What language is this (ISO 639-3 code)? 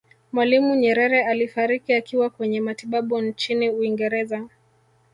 swa